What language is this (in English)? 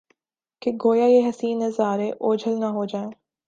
Urdu